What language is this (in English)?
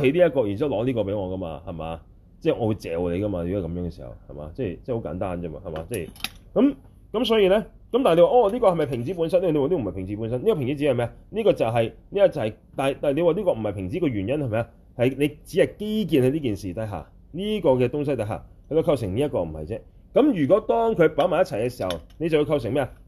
Chinese